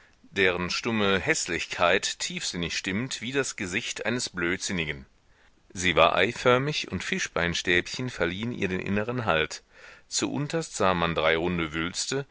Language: German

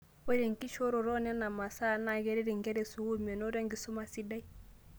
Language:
Masai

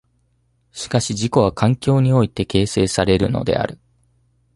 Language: Japanese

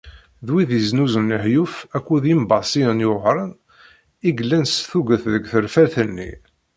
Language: Kabyle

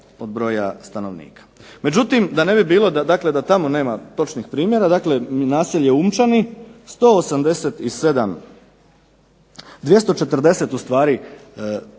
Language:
Croatian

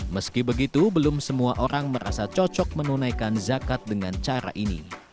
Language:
Indonesian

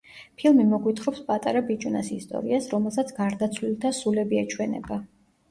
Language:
Georgian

